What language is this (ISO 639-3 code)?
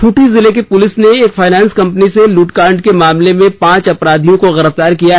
hin